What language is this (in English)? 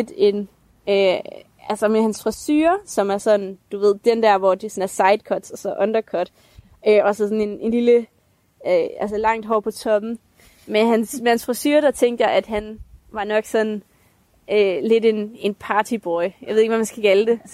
Danish